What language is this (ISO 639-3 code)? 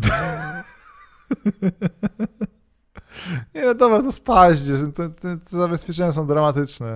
pol